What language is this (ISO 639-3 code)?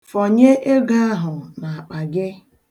ibo